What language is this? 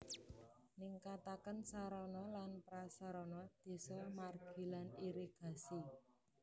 Javanese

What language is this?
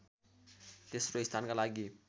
Nepali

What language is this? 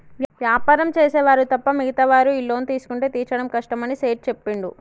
Telugu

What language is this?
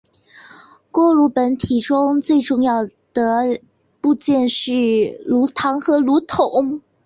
Chinese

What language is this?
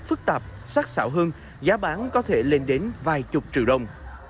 Vietnamese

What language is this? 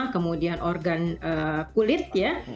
Indonesian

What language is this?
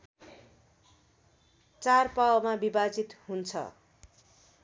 Nepali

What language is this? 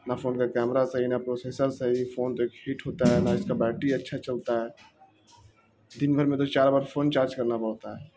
Urdu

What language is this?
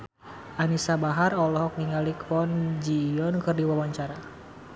Sundanese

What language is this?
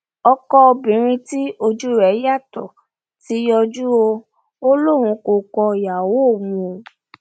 Yoruba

